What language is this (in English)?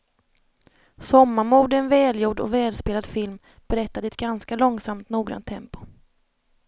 Swedish